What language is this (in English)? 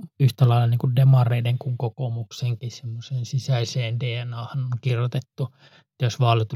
Finnish